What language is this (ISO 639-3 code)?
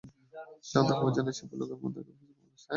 ben